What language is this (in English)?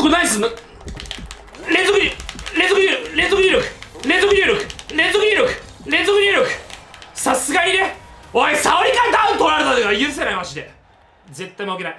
Japanese